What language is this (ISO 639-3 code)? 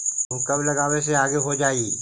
mag